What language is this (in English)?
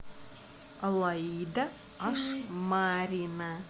Russian